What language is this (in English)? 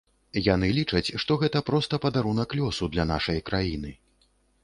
Belarusian